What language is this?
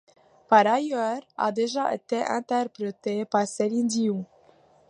French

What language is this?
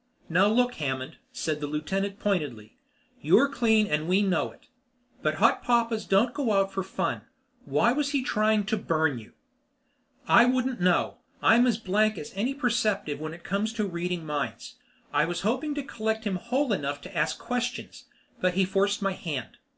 English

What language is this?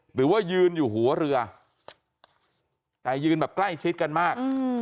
Thai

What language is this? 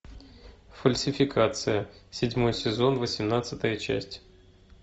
Russian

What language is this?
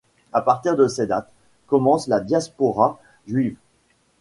French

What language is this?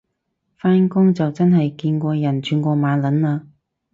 Cantonese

